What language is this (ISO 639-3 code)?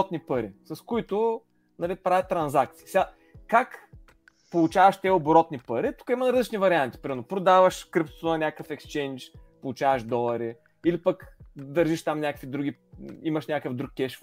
bul